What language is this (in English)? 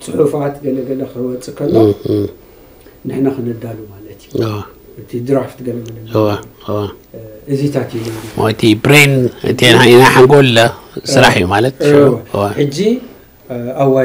Arabic